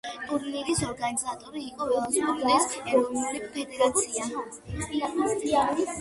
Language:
Georgian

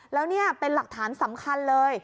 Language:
Thai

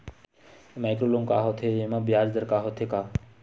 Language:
Chhattisgarhi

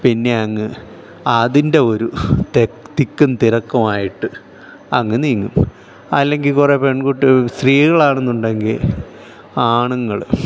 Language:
Malayalam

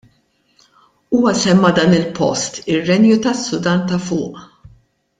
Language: Maltese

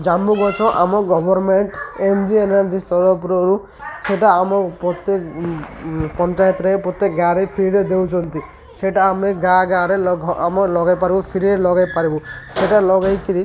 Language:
Odia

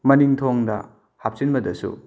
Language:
Manipuri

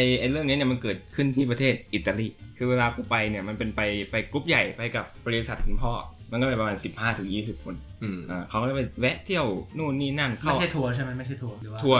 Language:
Thai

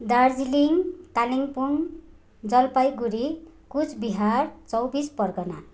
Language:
Nepali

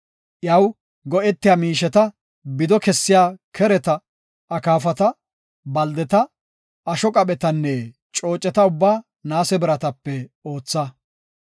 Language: Gofa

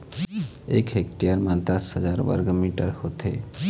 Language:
Chhattisgarhi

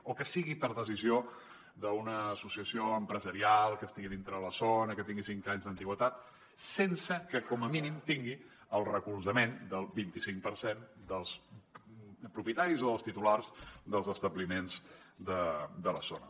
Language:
Catalan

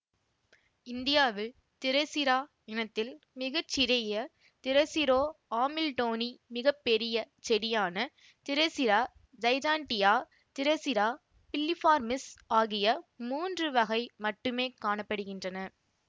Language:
Tamil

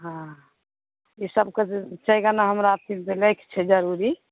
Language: Maithili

